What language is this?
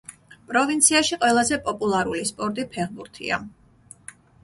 Georgian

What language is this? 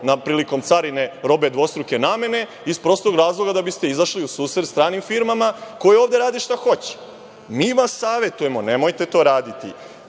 Serbian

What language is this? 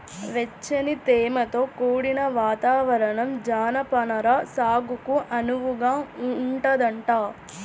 Telugu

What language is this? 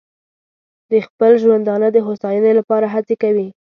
Pashto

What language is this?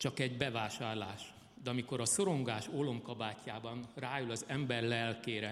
Hungarian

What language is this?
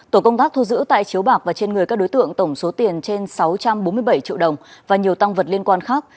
Vietnamese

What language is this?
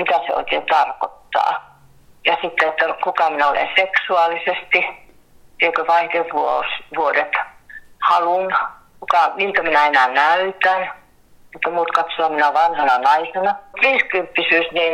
Finnish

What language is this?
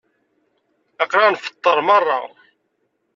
Kabyle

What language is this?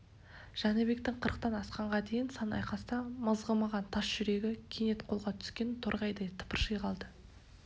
Kazakh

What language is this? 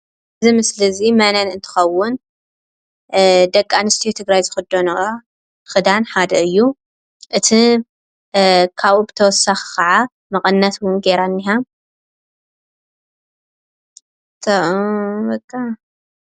Tigrinya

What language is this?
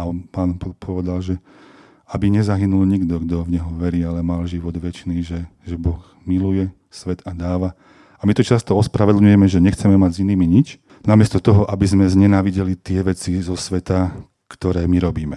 Slovak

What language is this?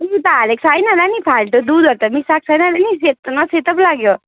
Nepali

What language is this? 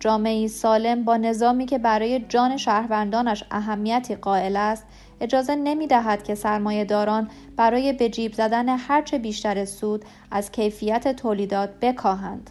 Persian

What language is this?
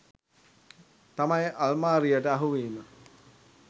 Sinhala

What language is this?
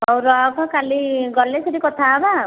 Odia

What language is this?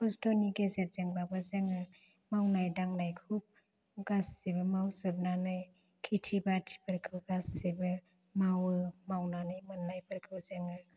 Bodo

